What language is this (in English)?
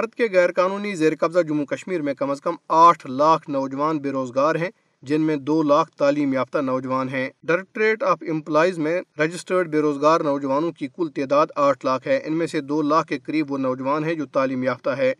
Urdu